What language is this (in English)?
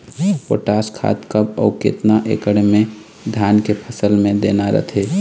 Chhattisgarhi